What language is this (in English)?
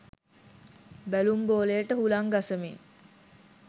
Sinhala